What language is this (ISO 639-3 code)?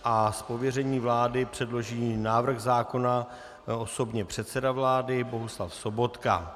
ces